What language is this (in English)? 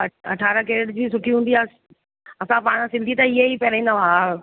Sindhi